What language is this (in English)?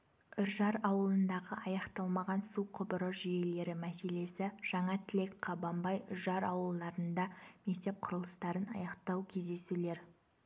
Kazakh